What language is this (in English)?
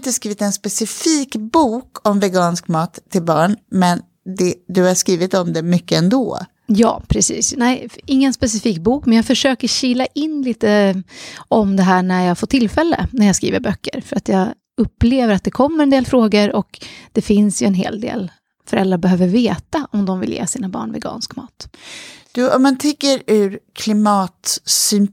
Swedish